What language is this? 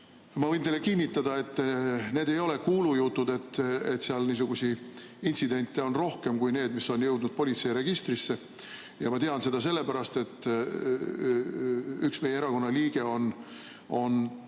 Estonian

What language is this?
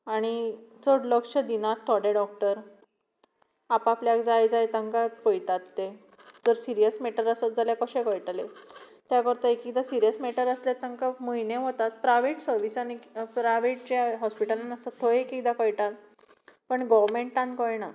Konkani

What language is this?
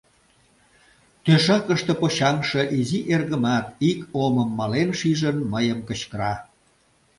Mari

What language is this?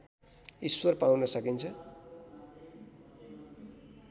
Nepali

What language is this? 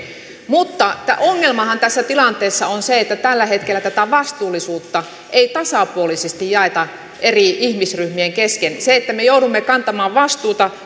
Finnish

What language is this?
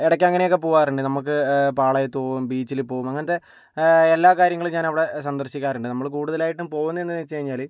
Malayalam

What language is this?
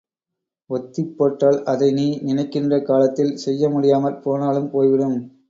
Tamil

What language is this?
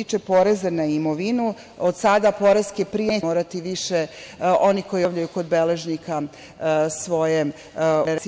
Serbian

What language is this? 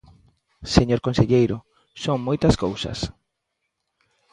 Galician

